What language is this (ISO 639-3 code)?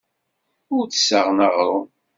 kab